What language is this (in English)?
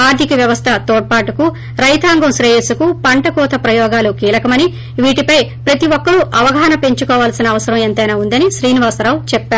Telugu